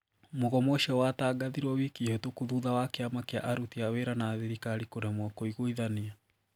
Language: Kikuyu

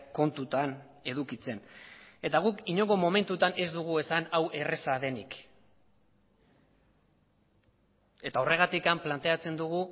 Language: Basque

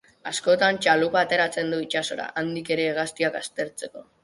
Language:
Basque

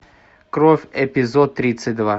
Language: Russian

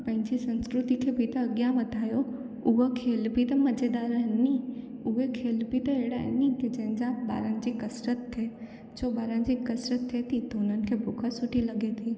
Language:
Sindhi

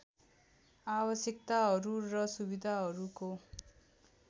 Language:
Nepali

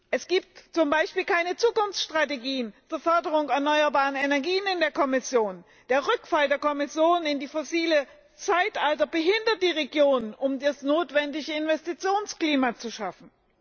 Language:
German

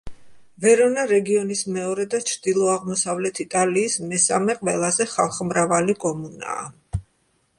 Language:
Georgian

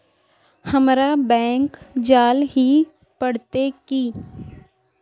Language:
Magahi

